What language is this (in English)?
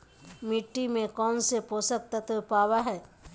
Magahi